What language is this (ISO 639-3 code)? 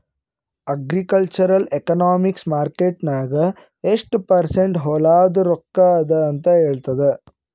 kan